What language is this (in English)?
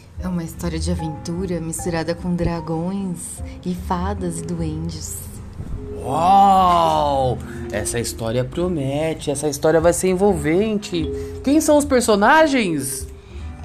Portuguese